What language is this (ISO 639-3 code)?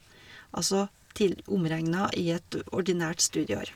nor